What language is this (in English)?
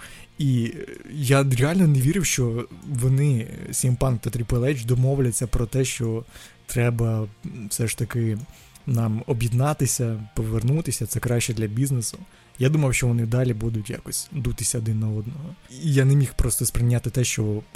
Ukrainian